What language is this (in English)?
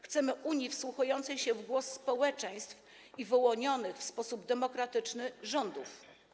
Polish